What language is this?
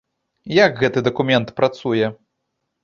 Belarusian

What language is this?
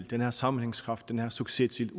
Danish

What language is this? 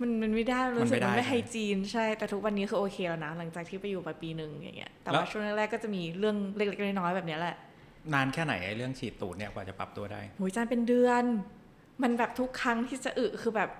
Thai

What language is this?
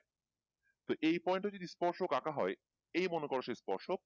Bangla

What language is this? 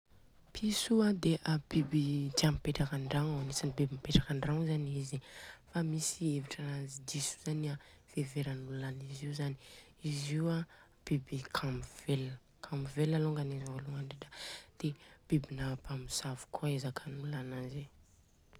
Southern Betsimisaraka Malagasy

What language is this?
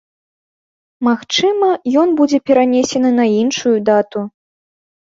Belarusian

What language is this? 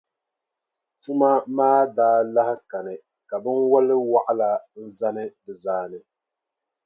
Dagbani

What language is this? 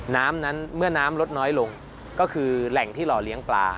Thai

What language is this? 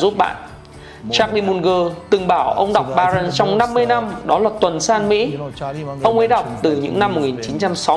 Vietnamese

